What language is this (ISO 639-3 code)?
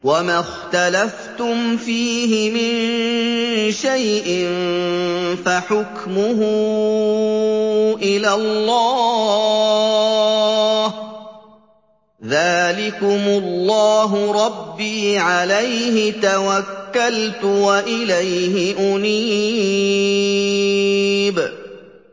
ara